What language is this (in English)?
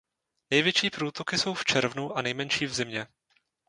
Czech